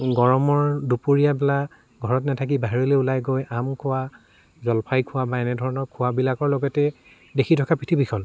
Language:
Assamese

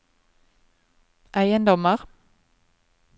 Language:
Norwegian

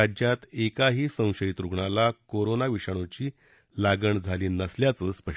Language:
Marathi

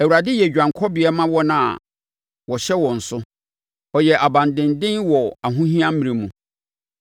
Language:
Akan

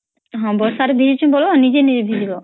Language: Odia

